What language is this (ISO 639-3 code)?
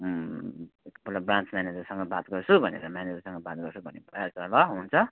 nep